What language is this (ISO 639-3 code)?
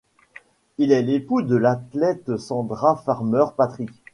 fra